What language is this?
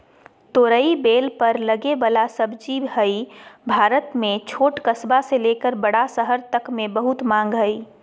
Magahi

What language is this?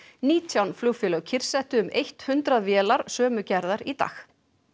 Icelandic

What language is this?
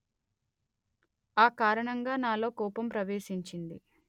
Telugu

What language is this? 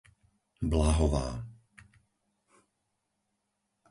Slovak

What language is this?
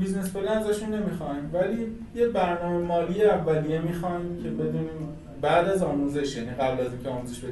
Persian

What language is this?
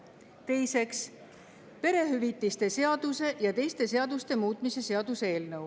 Estonian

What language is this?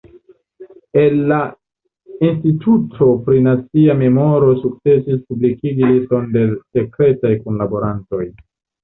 Esperanto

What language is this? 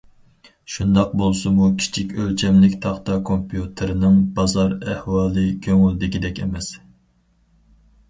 Uyghur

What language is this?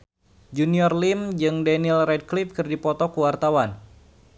Sundanese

